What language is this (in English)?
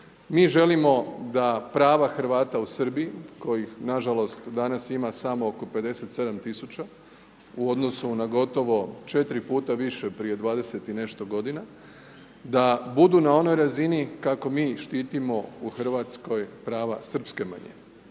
Croatian